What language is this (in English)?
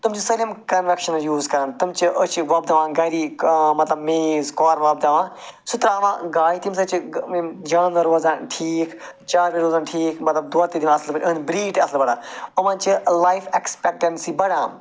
Kashmiri